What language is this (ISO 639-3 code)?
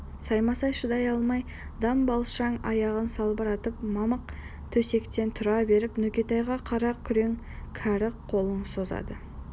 kaz